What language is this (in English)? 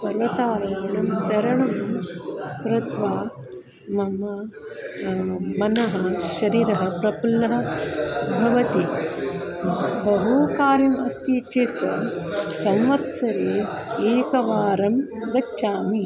Sanskrit